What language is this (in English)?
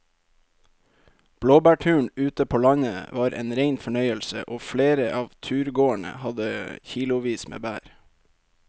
Norwegian